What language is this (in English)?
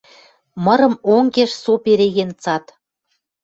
Western Mari